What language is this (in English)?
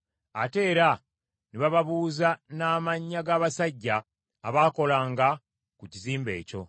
Ganda